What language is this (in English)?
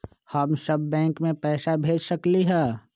Magahi